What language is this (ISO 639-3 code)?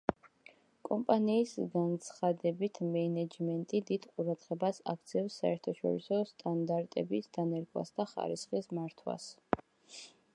kat